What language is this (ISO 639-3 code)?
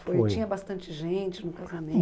por